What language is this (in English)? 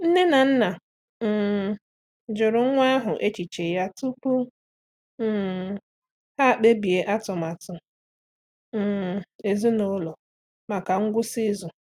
Igbo